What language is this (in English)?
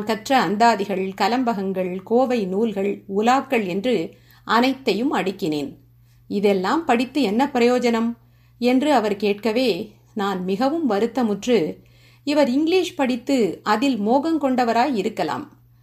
Tamil